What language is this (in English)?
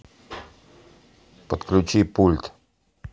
Russian